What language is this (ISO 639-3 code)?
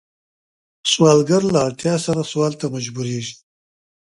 pus